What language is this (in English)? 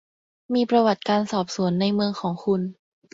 Thai